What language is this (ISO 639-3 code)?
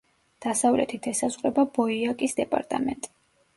kat